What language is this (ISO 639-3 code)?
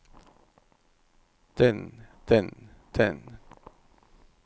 nor